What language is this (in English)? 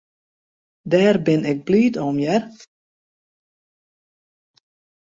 Western Frisian